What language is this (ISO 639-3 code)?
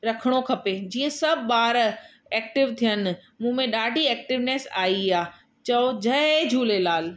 snd